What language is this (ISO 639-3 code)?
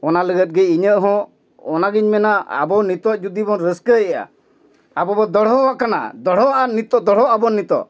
sat